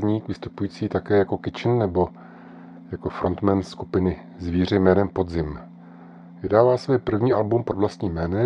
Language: Czech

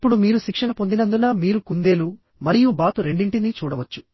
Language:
Telugu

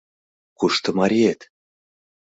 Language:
Mari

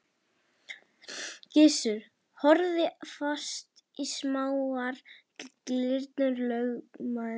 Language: Icelandic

